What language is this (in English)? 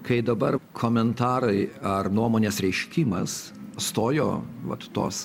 Lithuanian